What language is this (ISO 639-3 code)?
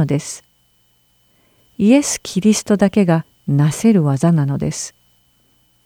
jpn